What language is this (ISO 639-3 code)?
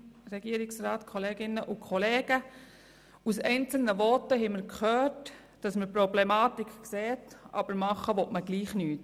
gsw